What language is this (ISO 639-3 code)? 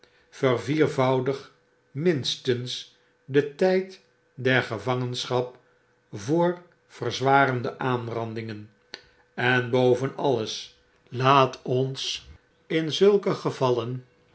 nld